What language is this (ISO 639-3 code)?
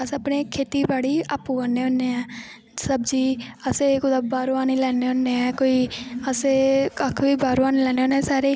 doi